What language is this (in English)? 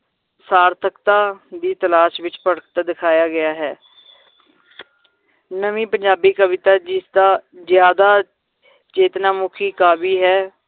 Punjabi